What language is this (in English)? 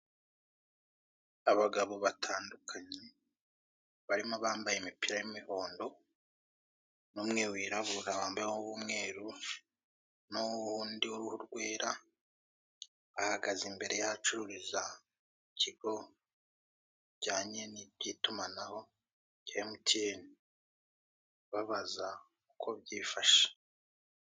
Kinyarwanda